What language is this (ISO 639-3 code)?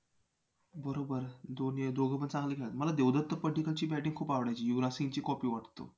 mar